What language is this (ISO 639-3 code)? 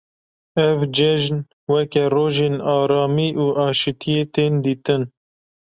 kur